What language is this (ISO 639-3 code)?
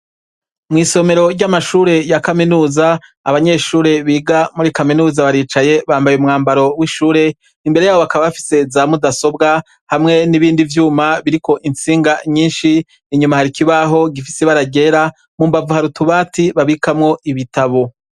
run